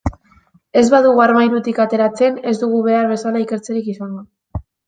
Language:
Basque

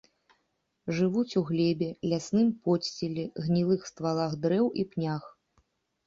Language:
Belarusian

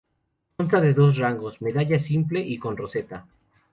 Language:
Spanish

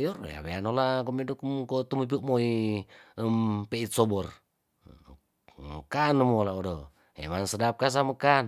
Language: Tondano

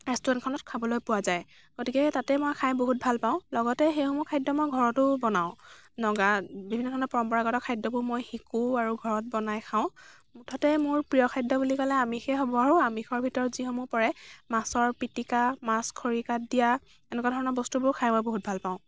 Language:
Assamese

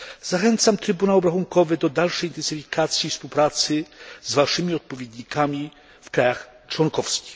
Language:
Polish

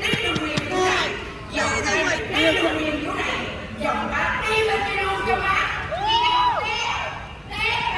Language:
Vietnamese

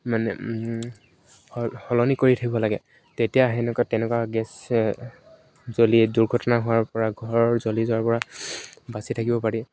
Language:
Assamese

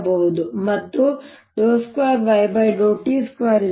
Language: Kannada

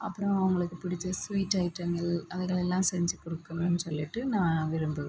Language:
Tamil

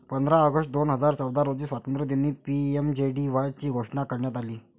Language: Marathi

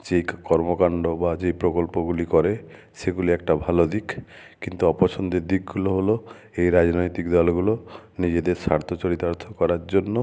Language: Bangla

